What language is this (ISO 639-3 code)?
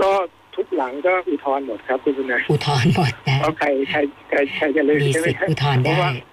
tha